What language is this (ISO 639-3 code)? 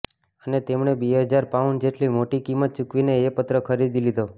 guj